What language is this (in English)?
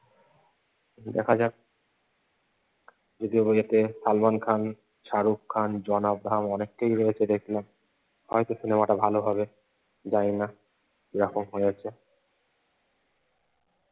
Bangla